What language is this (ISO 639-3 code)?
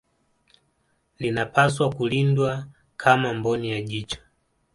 swa